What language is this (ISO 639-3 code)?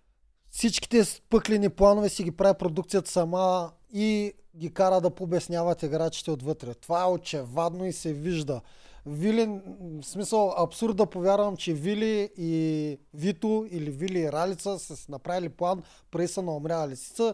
bul